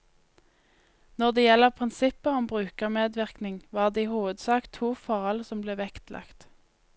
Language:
Norwegian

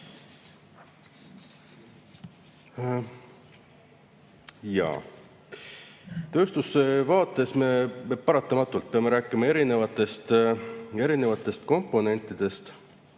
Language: Estonian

